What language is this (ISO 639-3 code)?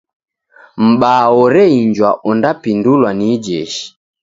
dav